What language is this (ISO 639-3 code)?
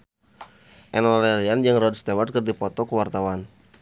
sun